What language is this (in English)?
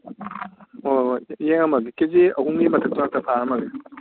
Manipuri